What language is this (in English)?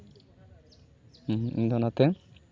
Santali